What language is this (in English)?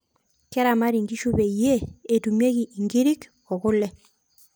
Masai